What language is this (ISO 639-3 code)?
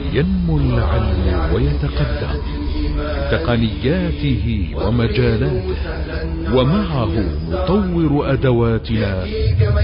ara